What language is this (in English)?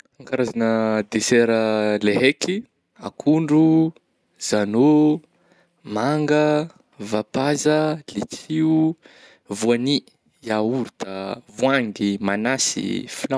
Northern Betsimisaraka Malagasy